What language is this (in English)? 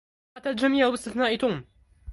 Arabic